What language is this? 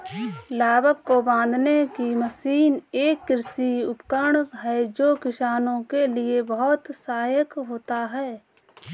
Hindi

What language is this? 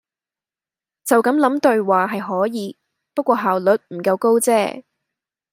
Cantonese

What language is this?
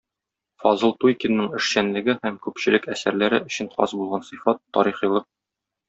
Tatar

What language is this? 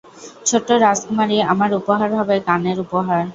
Bangla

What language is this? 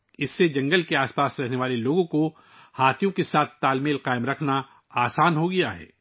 Urdu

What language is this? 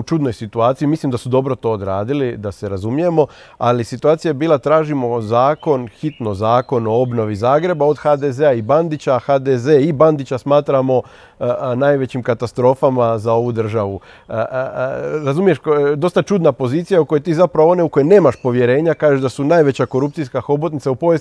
Croatian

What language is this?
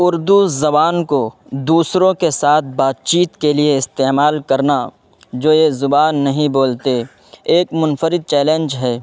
Urdu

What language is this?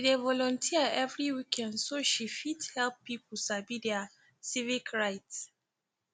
Nigerian Pidgin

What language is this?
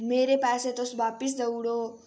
Dogri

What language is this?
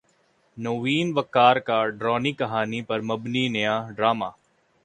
Urdu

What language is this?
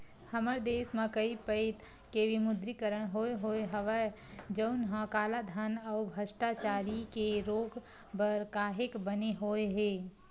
Chhattisgarhi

